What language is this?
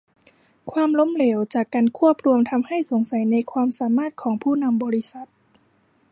Thai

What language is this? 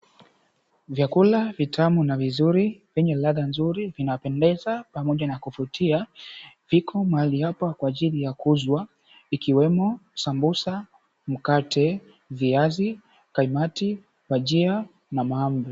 Swahili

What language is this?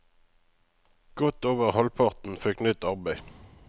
Norwegian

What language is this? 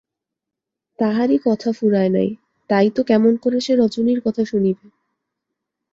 Bangla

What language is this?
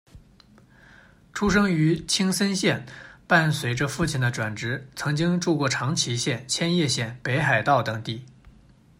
Chinese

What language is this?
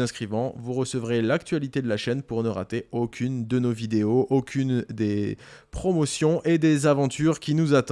French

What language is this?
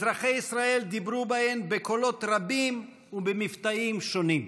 Hebrew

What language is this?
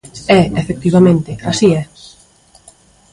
Galician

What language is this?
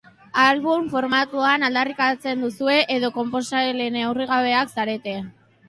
Basque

